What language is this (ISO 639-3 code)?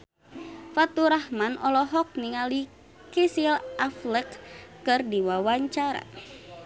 sun